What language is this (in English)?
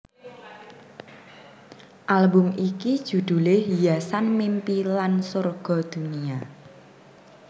Javanese